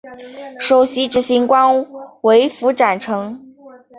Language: Chinese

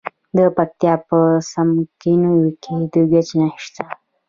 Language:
Pashto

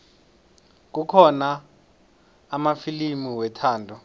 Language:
South Ndebele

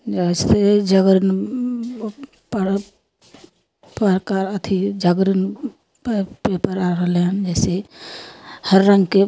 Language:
Maithili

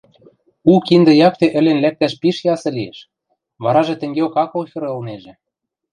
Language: Western Mari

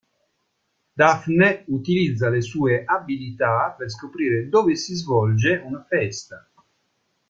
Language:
Italian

